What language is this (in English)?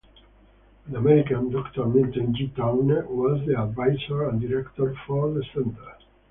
English